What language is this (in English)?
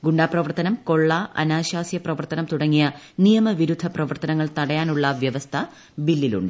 Malayalam